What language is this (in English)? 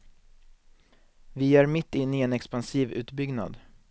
Swedish